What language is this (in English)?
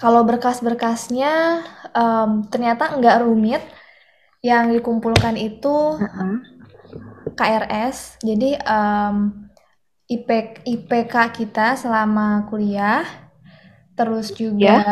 Indonesian